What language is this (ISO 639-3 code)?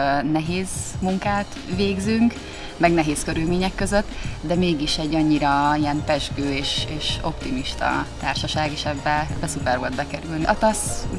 hun